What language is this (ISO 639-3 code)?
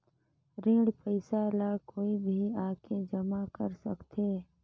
hne